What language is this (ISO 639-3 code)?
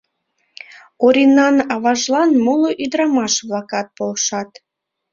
chm